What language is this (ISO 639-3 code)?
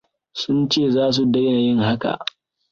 hau